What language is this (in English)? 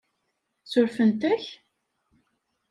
Kabyle